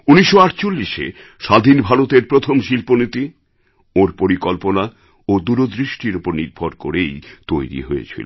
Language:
Bangla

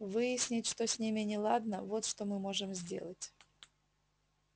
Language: Russian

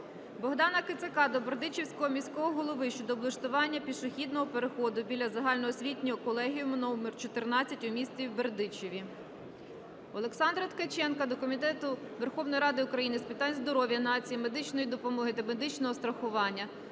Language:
Ukrainian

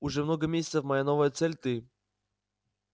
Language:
Russian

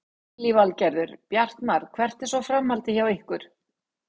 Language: Icelandic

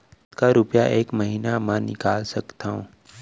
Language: Chhattisgarhi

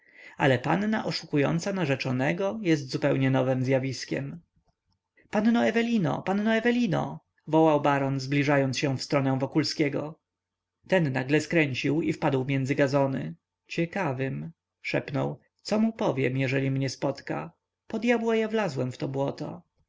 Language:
Polish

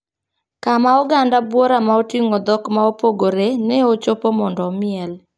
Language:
Luo (Kenya and Tanzania)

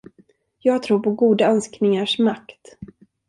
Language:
Swedish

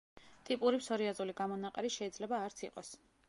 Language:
Georgian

